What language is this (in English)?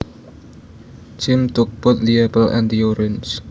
Javanese